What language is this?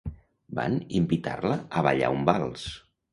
Catalan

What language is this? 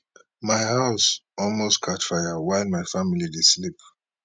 Nigerian Pidgin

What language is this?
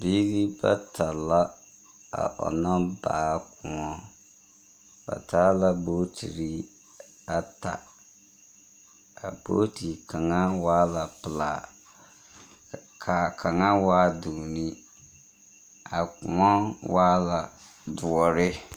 Southern Dagaare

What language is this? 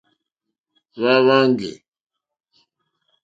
Mokpwe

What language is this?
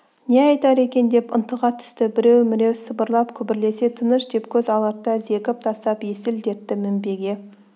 Kazakh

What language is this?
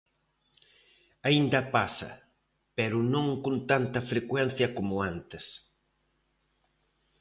Galician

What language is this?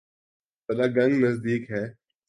Urdu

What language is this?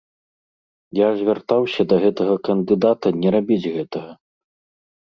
Belarusian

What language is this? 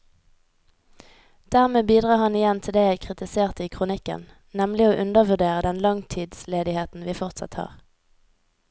Norwegian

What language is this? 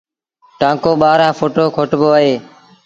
Sindhi Bhil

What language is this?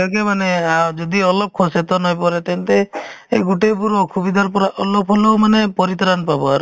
Assamese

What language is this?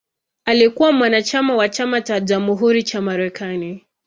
Swahili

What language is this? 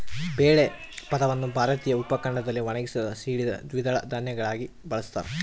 Kannada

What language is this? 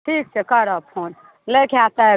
Maithili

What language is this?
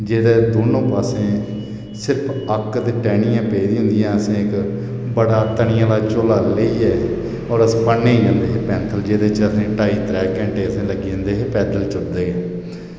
Dogri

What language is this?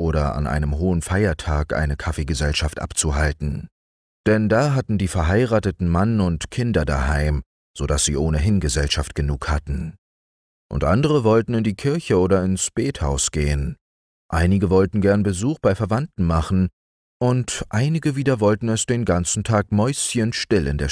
German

